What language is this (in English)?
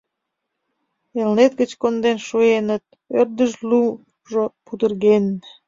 Mari